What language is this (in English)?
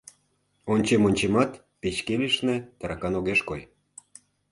Mari